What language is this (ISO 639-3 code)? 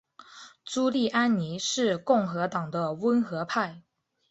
zho